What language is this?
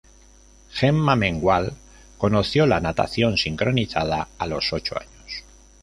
Spanish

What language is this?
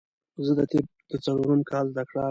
Pashto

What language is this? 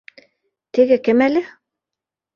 Bashkir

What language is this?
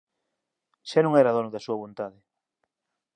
Galician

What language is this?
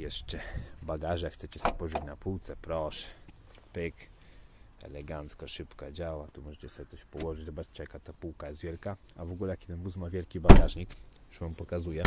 Polish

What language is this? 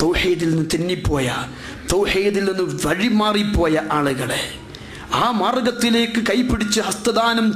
French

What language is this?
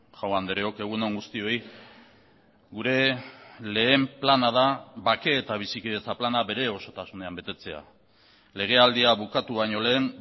Basque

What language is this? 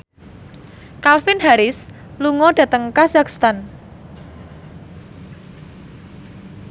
Javanese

